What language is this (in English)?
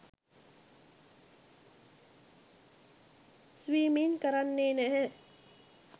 Sinhala